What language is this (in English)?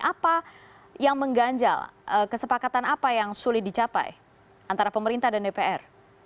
Indonesian